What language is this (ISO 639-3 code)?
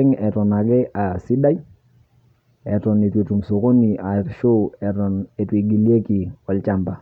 mas